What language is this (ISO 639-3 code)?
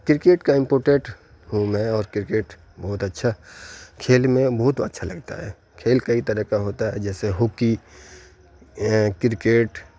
urd